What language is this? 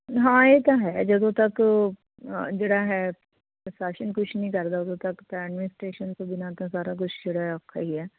Punjabi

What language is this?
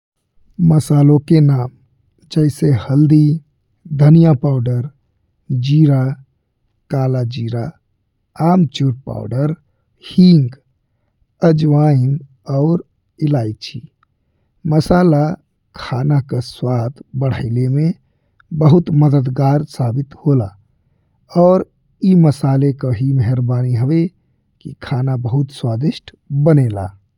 Bhojpuri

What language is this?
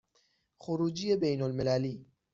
Persian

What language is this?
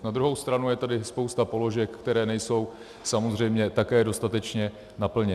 Czech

